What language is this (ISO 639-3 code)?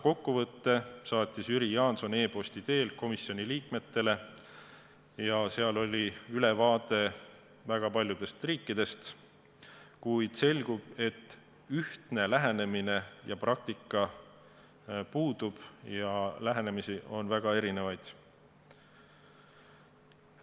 est